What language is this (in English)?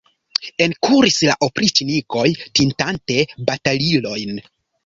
Esperanto